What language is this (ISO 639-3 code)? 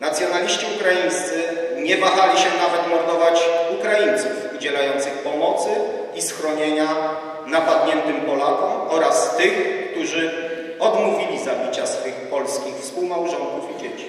pol